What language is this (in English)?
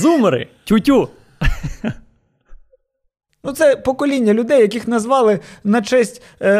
Ukrainian